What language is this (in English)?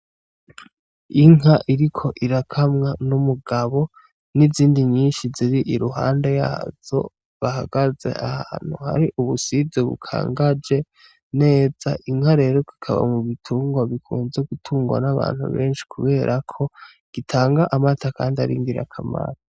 Rundi